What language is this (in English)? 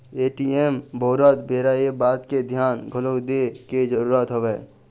Chhattisgarhi